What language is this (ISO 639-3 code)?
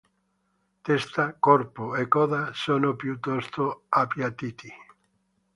ita